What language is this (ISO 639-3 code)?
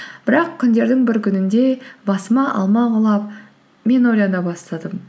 kaz